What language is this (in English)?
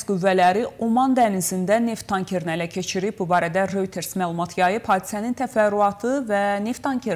Turkish